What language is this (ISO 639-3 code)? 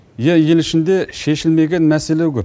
kaz